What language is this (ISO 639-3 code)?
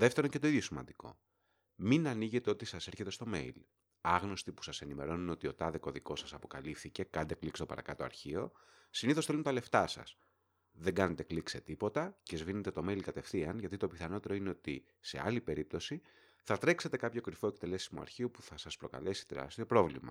ell